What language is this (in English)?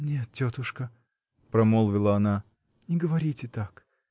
Russian